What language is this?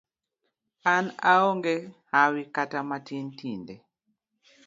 Luo (Kenya and Tanzania)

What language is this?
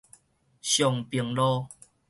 Min Nan Chinese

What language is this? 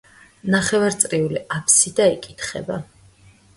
Georgian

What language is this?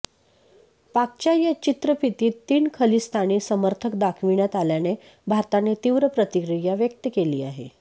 Marathi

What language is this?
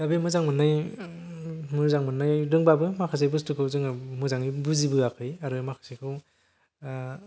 Bodo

